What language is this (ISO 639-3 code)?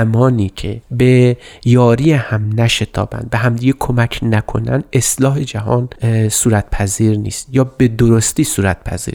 fas